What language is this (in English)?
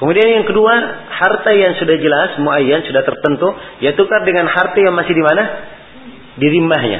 Malay